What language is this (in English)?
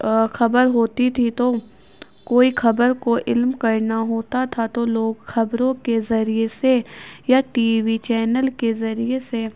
Urdu